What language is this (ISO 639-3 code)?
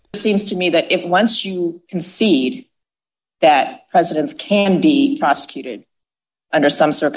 ind